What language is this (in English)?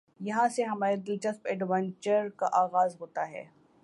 Urdu